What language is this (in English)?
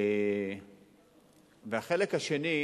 Hebrew